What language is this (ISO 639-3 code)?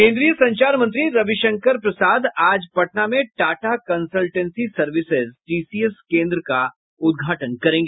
hin